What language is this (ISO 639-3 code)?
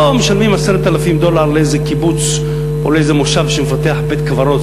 heb